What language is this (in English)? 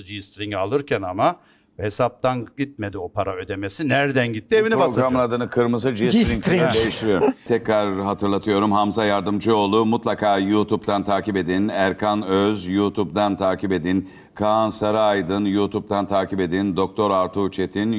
Turkish